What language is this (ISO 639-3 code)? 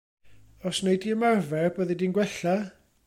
cym